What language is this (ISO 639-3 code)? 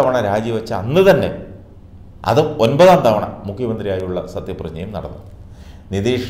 mal